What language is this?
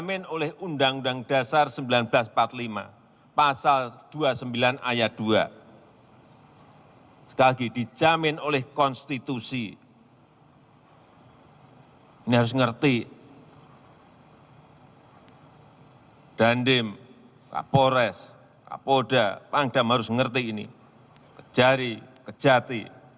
Indonesian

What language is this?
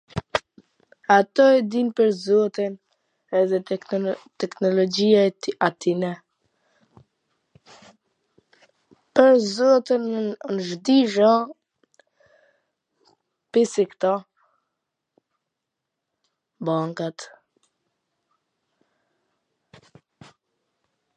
Gheg Albanian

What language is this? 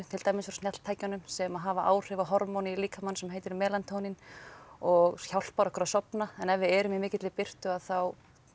Icelandic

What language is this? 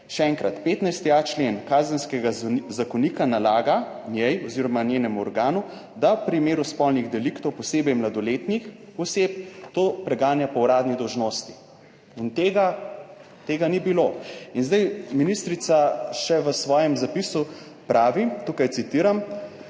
Slovenian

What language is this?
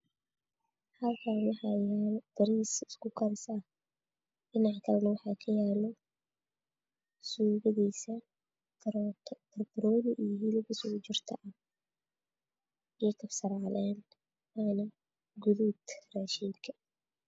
Somali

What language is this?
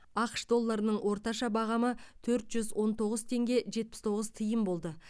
Kazakh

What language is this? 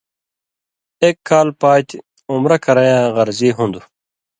Indus Kohistani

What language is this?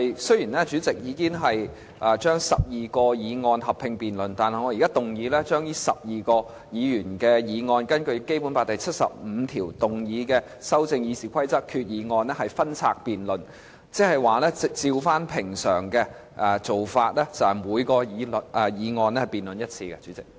Cantonese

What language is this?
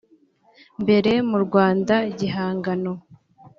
Kinyarwanda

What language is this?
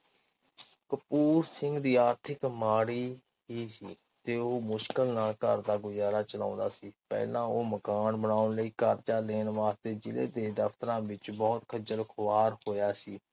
Punjabi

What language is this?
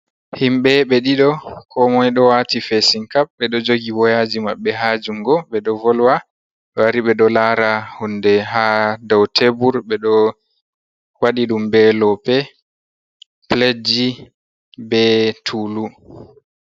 Fula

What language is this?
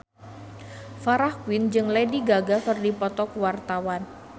Sundanese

